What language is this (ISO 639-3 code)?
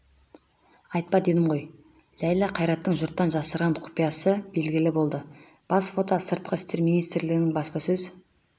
kaz